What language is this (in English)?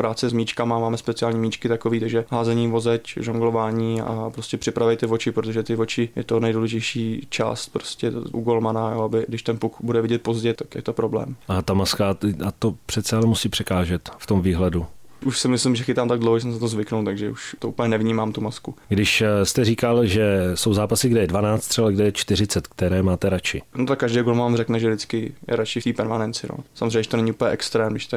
Czech